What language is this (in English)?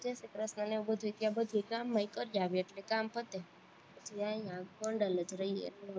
Gujarati